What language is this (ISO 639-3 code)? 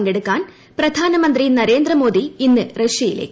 mal